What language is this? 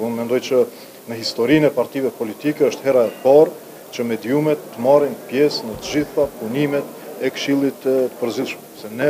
Romanian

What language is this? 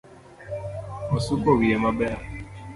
Luo (Kenya and Tanzania)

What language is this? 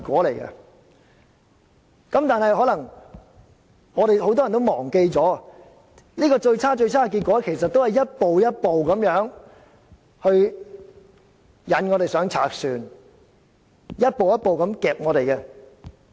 Cantonese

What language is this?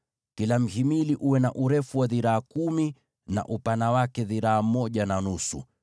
Swahili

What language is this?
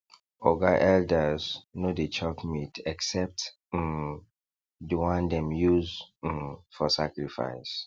Nigerian Pidgin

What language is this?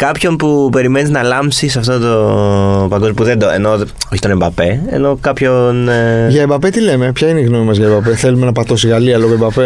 Greek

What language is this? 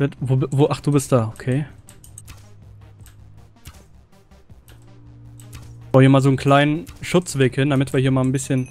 German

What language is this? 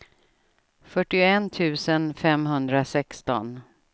Swedish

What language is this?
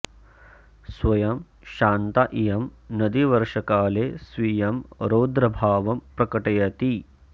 Sanskrit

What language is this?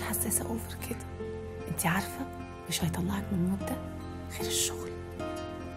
Arabic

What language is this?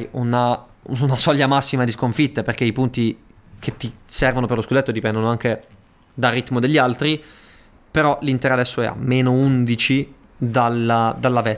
Italian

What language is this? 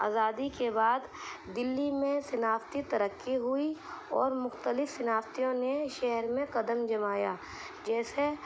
Urdu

